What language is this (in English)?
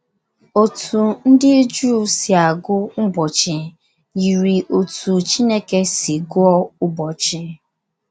Igbo